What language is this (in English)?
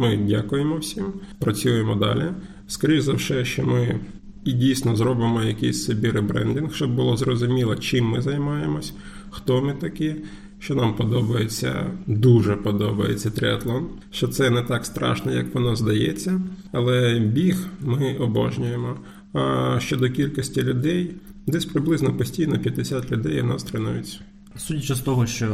Ukrainian